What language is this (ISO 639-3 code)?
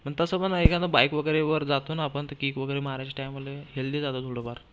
mar